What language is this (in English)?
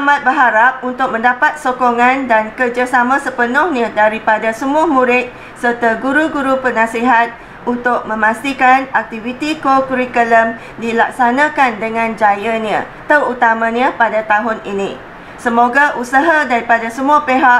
Malay